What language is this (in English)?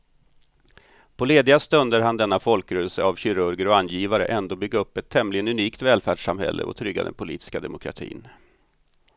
Swedish